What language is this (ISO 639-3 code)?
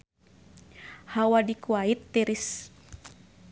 sun